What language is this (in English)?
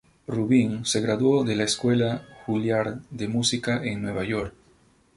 Spanish